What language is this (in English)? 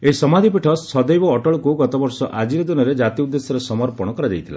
Odia